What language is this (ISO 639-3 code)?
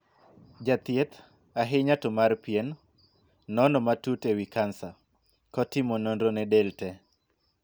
luo